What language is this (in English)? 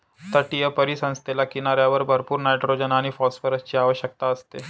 Marathi